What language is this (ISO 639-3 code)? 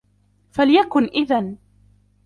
ara